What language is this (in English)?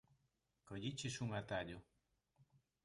Galician